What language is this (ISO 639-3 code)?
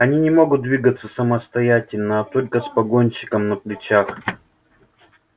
rus